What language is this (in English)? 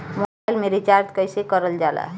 Bhojpuri